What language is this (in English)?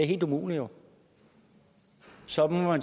Danish